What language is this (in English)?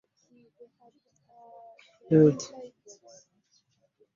Ganda